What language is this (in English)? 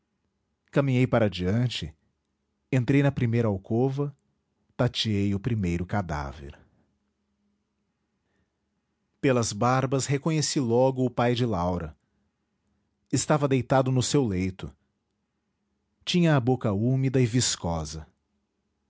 Portuguese